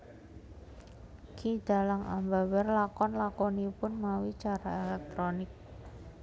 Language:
Javanese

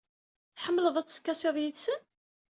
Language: Kabyle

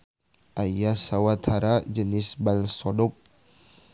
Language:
Sundanese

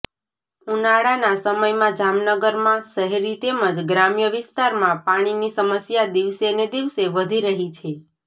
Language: Gujarati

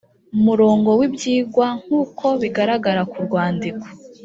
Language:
Kinyarwanda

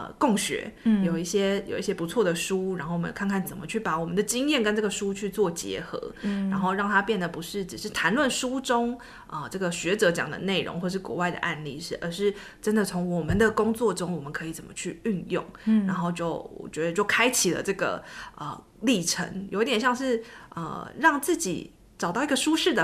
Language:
Chinese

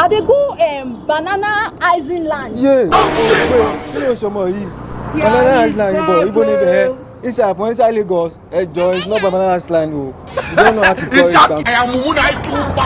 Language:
English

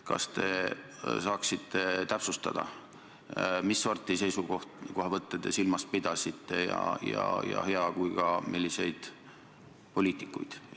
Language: Estonian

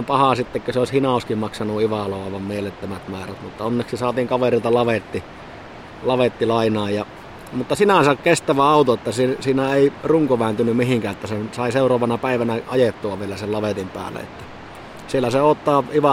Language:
Finnish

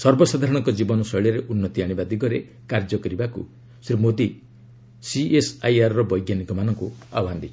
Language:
Odia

